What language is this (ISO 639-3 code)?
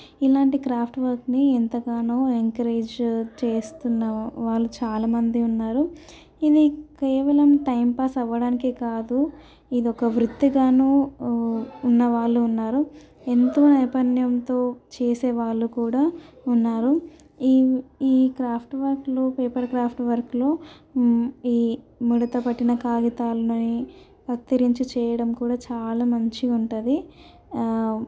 tel